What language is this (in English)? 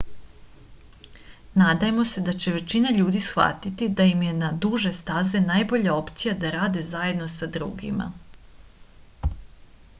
Serbian